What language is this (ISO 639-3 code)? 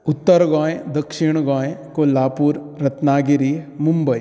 kok